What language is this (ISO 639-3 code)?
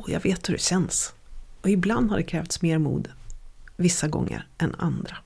swe